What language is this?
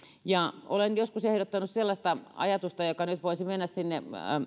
Finnish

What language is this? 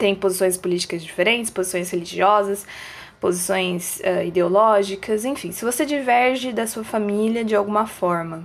Portuguese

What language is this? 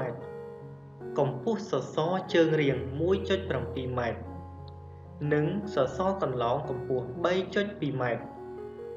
Vietnamese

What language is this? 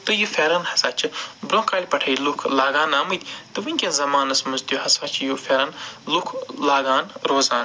Kashmiri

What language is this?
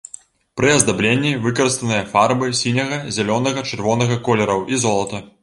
Belarusian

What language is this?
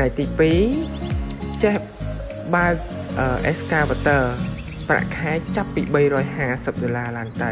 Vietnamese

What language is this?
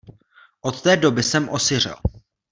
Czech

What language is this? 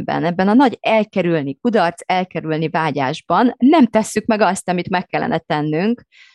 Hungarian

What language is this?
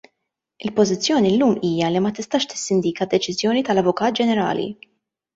Maltese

